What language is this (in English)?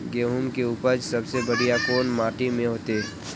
Magahi